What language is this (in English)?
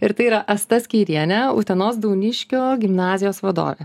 Lithuanian